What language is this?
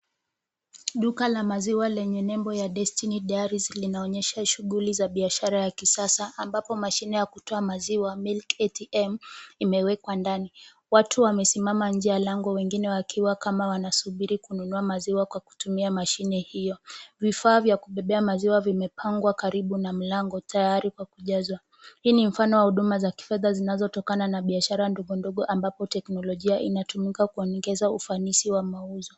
Swahili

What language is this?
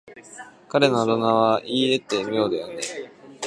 Japanese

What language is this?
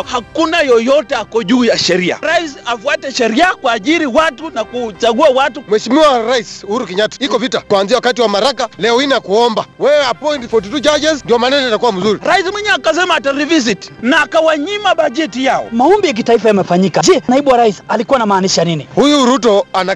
Swahili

